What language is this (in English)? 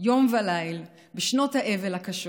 Hebrew